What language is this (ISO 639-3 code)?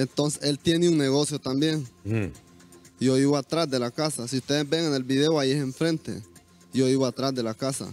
spa